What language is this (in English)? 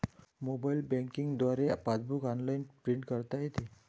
Marathi